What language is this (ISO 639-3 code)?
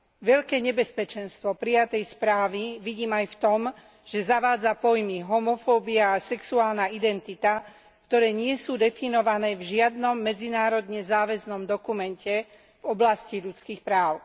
slk